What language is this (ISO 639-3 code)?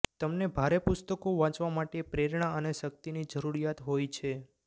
guj